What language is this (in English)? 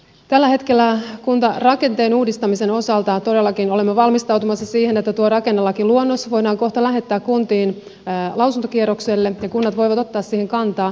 Finnish